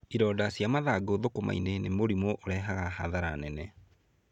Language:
Kikuyu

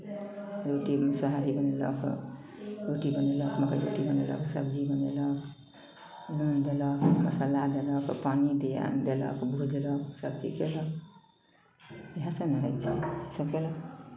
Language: Maithili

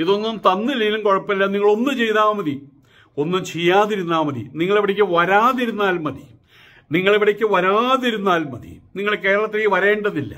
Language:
Malayalam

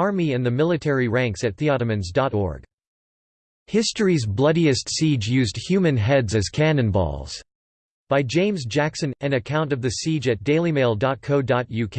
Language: English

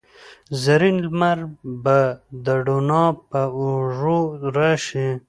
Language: Pashto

